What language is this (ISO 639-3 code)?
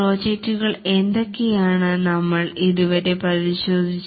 mal